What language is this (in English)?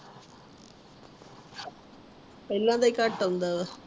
Punjabi